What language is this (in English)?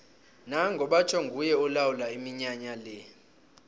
South Ndebele